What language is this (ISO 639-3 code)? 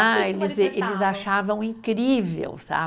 por